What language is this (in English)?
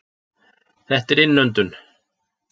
Icelandic